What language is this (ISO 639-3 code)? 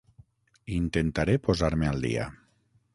cat